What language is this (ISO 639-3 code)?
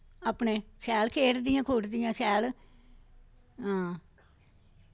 doi